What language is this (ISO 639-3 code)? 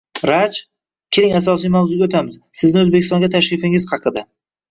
uzb